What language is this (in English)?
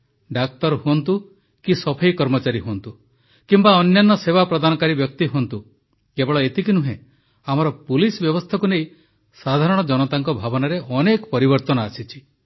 Odia